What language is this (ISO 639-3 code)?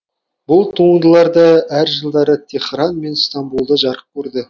kaz